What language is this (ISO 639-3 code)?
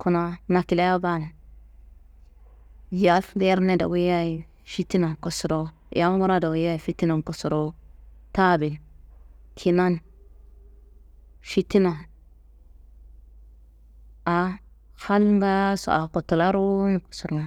kbl